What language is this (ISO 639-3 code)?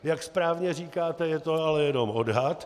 ces